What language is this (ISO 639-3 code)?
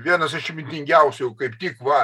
lit